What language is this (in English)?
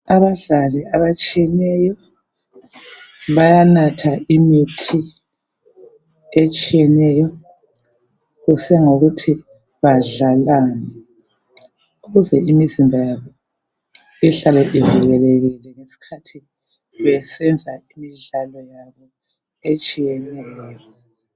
North Ndebele